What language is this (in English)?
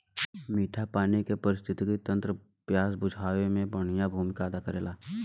Bhojpuri